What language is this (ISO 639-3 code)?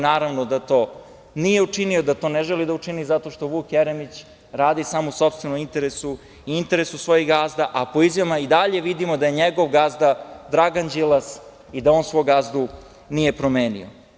srp